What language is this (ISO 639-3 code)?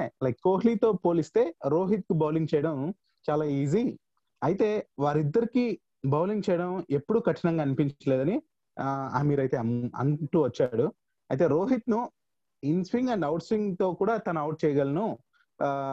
tel